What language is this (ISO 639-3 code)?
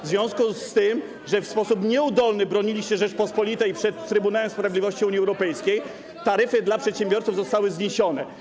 pol